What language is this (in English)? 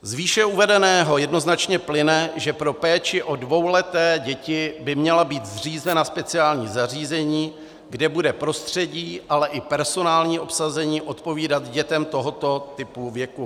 Czech